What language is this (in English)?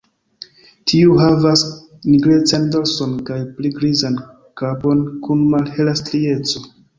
Esperanto